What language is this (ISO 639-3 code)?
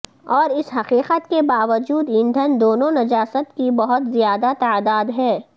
urd